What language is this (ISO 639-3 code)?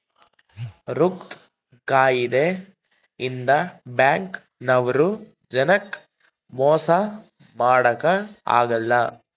kan